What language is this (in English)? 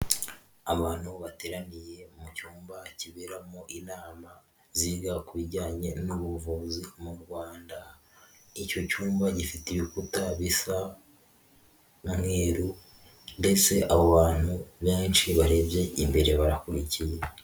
Kinyarwanda